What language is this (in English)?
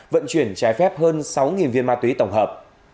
Vietnamese